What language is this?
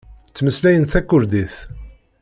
Kabyle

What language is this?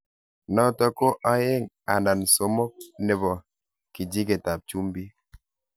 Kalenjin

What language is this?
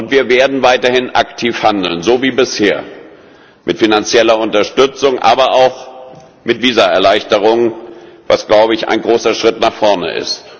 German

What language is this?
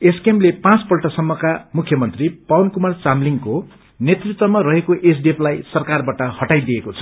Nepali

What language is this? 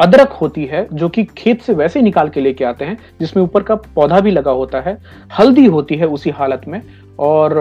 Hindi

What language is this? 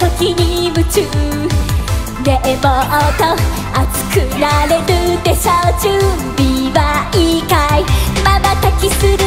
Thai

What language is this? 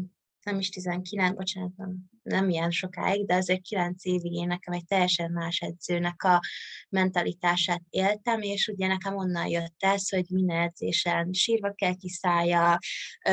Hungarian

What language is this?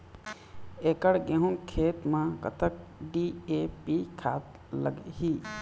Chhattisgarhi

